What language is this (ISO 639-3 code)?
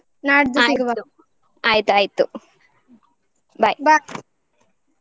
kan